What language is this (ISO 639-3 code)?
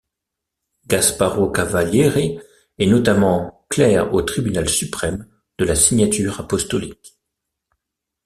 fra